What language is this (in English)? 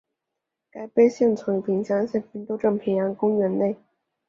Chinese